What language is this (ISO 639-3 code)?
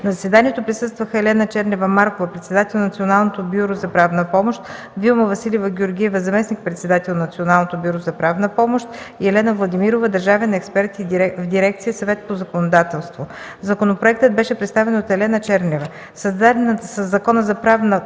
bul